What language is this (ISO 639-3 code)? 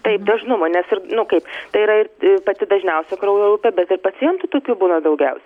lit